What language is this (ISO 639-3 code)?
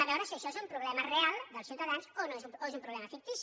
cat